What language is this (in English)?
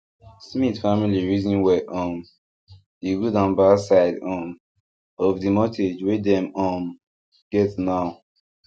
Nigerian Pidgin